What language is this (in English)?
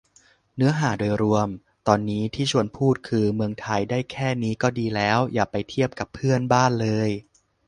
Thai